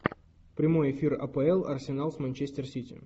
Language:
Russian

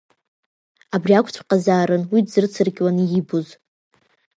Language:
Abkhazian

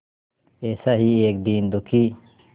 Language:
Hindi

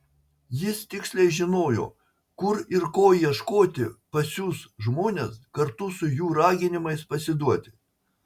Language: Lithuanian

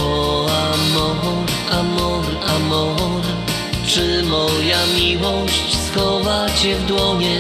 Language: Polish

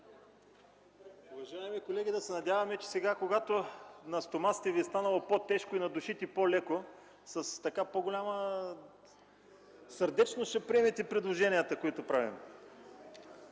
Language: Bulgarian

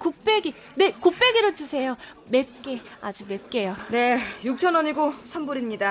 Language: Korean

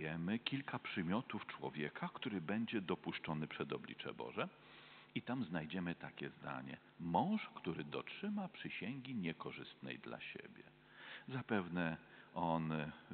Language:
Polish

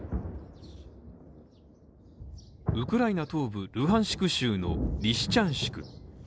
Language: Japanese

